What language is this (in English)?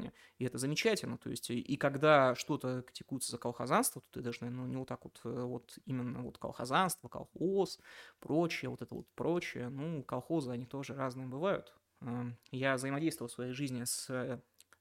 Russian